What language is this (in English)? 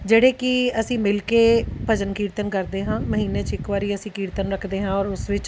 Punjabi